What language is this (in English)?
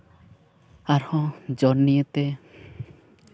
Santali